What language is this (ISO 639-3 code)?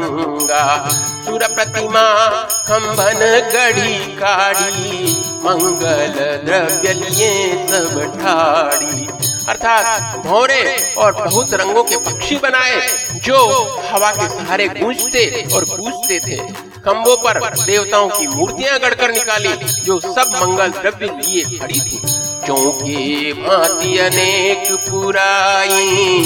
hin